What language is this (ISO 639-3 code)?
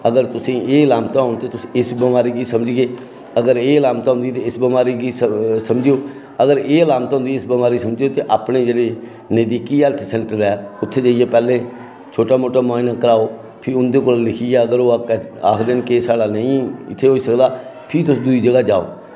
doi